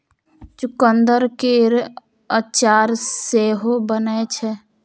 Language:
Maithili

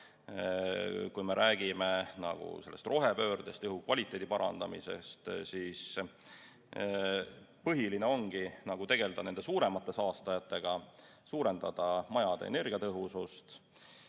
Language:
Estonian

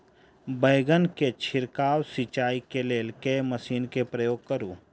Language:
Maithili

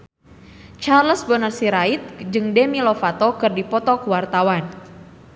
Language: Sundanese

